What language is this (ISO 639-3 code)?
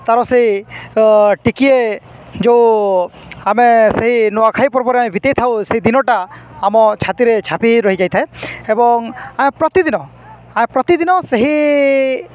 ori